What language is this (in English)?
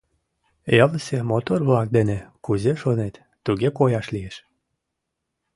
Mari